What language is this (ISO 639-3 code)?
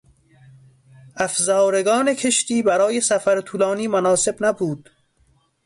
fas